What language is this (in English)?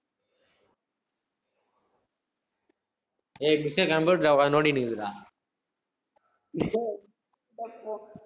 Tamil